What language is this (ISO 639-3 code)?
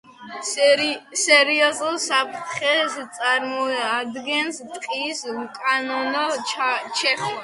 kat